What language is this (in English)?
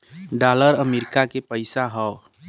Bhojpuri